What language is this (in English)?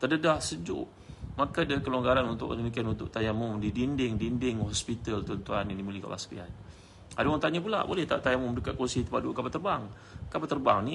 Malay